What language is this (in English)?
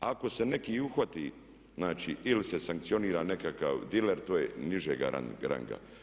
Croatian